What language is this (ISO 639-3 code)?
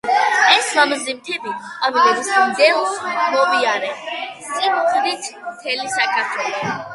kat